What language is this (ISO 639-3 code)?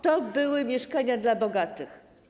pol